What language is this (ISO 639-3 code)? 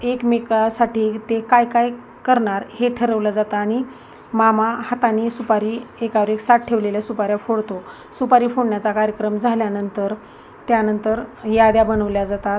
mar